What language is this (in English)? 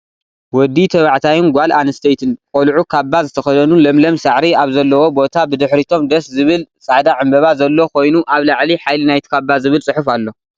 Tigrinya